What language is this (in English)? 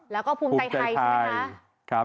Thai